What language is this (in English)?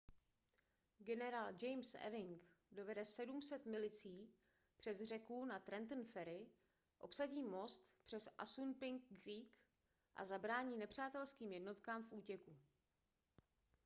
Czech